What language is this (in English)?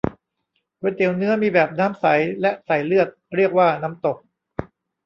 Thai